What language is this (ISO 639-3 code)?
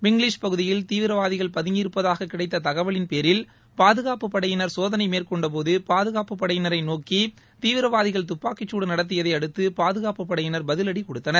tam